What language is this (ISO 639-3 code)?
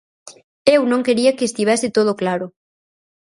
glg